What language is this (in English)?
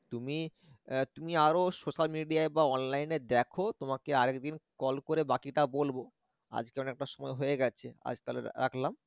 Bangla